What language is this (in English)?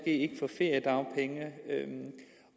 Danish